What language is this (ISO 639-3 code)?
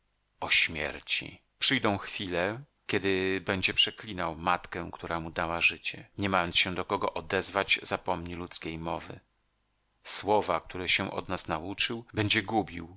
pol